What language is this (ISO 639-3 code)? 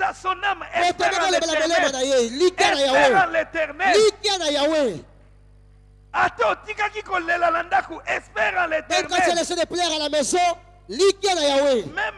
fra